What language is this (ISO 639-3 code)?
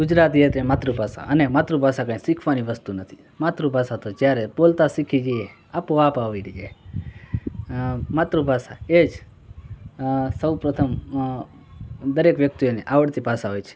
guj